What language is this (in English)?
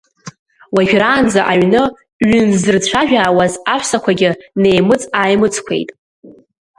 Abkhazian